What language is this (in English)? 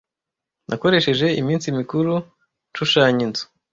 Kinyarwanda